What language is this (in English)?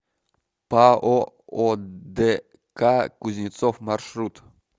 Russian